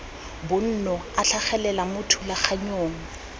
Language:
Tswana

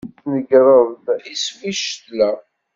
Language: Kabyle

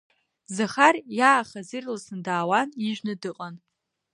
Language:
Abkhazian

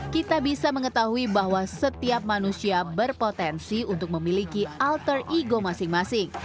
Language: Indonesian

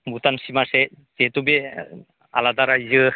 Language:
Bodo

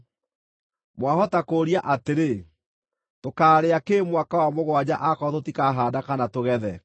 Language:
Kikuyu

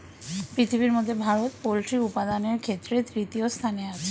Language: Bangla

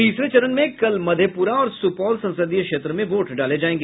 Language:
Hindi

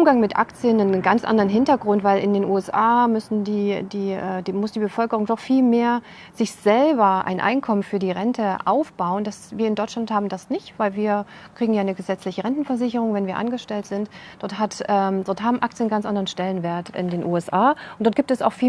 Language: German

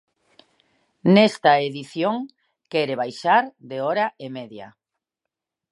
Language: Galician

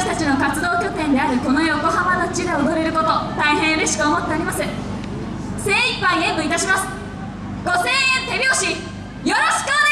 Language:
Japanese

